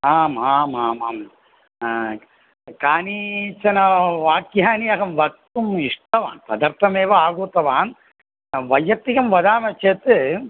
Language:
Sanskrit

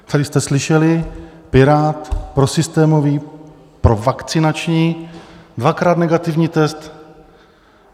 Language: Czech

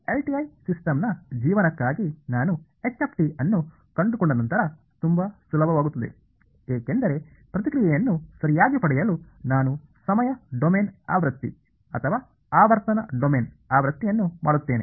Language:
Kannada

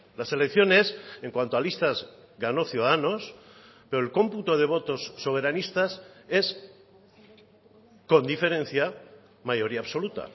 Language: Spanish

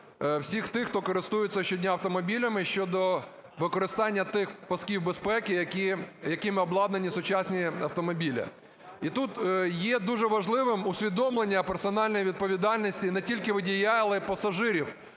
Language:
Ukrainian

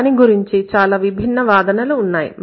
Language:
Telugu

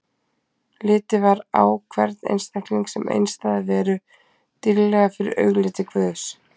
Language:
Icelandic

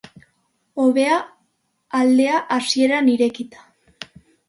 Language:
Basque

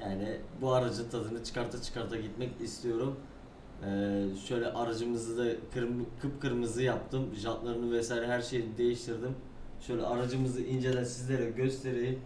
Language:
Turkish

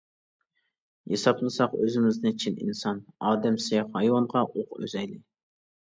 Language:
Uyghur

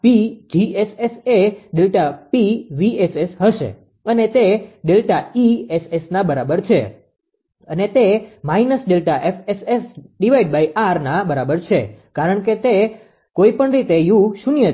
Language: Gujarati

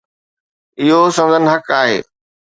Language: Sindhi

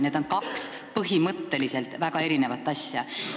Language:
Estonian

